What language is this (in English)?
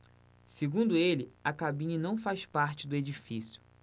Portuguese